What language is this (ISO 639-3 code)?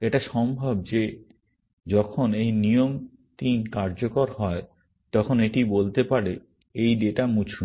ben